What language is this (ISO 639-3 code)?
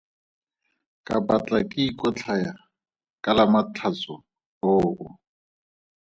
tsn